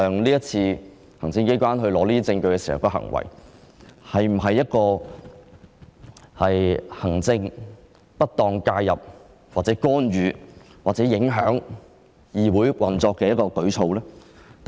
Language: Cantonese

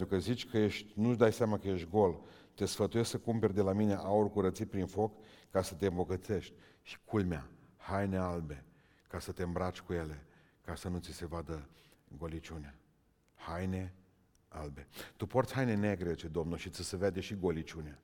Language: Romanian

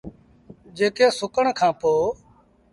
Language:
Sindhi Bhil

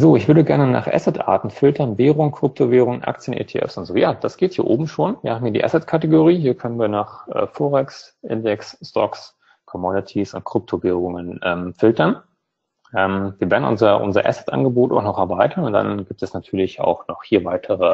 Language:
German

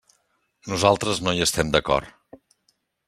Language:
Catalan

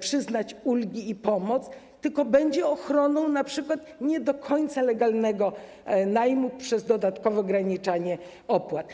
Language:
Polish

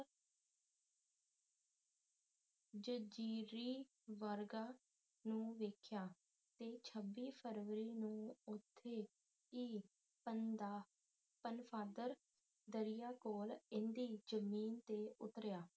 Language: Punjabi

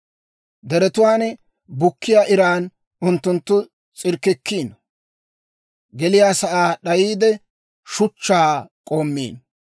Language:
Dawro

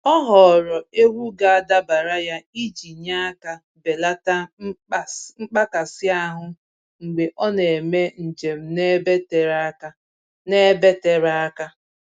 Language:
Igbo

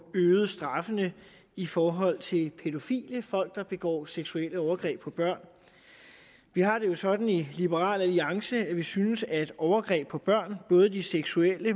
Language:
Danish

